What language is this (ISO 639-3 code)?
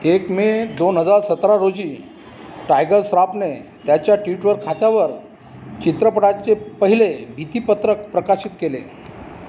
mar